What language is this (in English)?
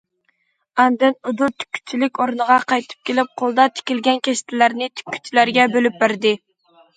Uyghur